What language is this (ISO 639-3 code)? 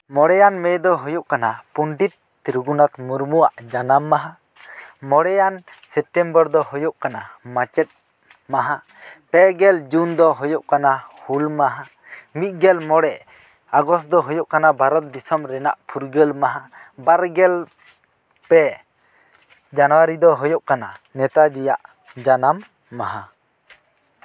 sat